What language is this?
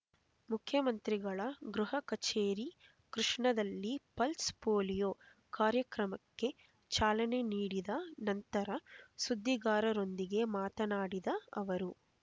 Kannada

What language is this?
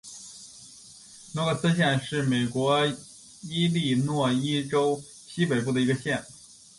Chinese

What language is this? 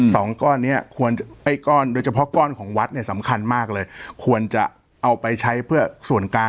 Thai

